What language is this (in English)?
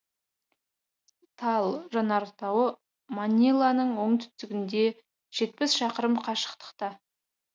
Kazakh